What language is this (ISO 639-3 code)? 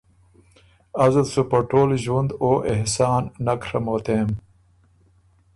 oru